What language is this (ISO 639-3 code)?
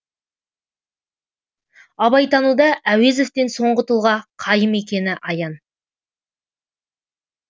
kaz